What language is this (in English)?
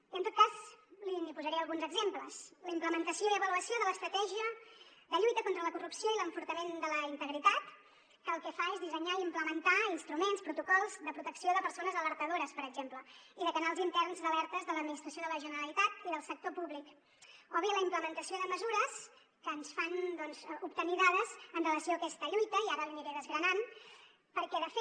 Catalan